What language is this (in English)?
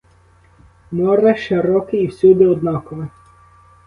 Ukrainian